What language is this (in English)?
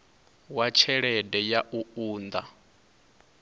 Venda